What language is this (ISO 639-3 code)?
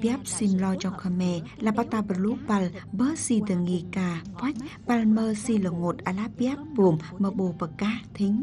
vie